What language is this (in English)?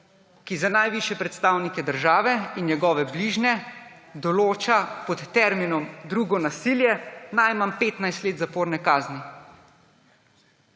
Slovenian